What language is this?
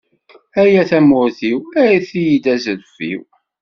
Kabyle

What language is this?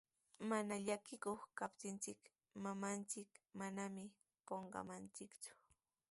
Sihuas Ancash Quechua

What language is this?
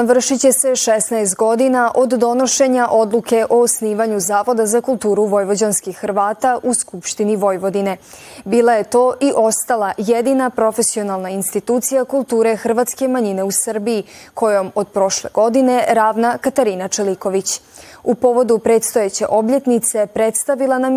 Croatian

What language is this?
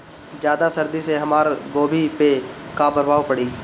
Bhojpuri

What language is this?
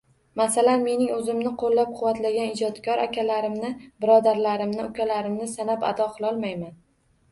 Uzbek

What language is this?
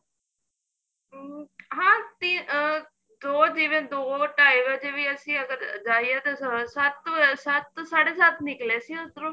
Punjabi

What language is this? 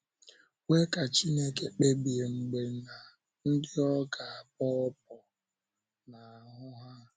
Igbo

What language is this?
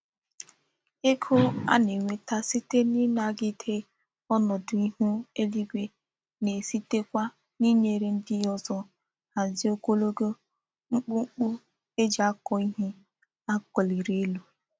Igbo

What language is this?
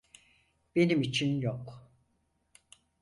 Turkish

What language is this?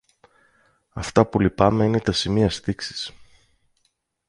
Greek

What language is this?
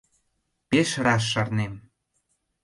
Mari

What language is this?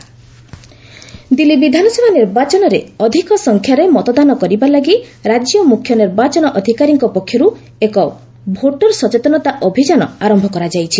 Odia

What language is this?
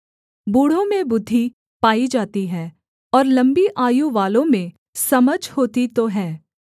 Hindi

